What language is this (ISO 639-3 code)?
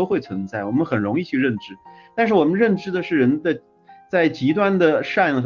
zho